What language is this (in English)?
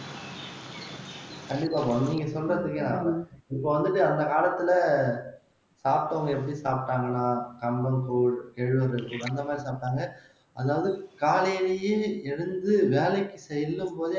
Tamil